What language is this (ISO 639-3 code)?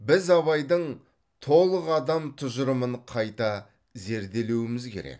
kaz